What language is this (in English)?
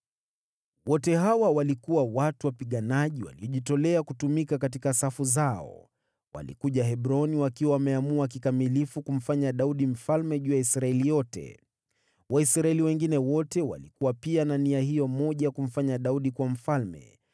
Swahili